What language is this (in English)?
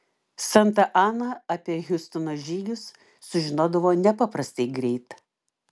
Lithuanian